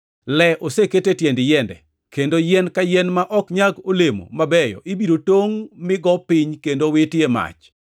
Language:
Luo (Kenya and Tanzania)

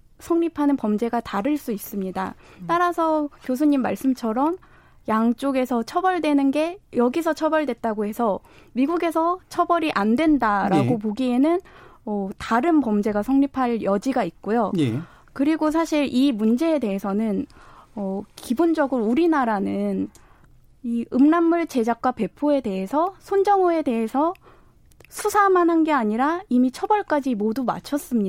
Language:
Korean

